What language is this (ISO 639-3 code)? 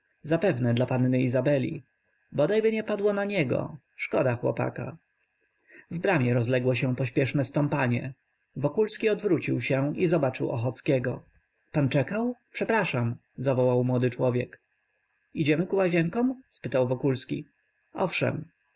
pol